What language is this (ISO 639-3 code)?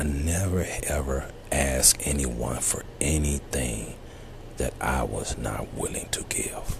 eng